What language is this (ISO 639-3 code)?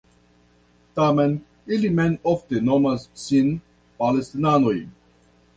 epo